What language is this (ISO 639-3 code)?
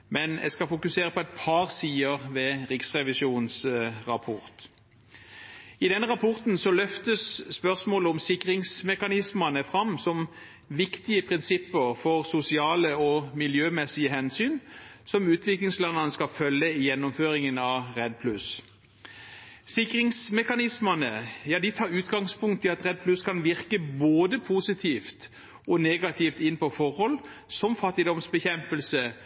nob